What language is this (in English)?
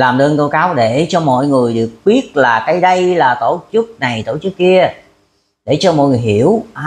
Vietnamese